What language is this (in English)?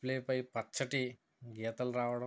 Telugu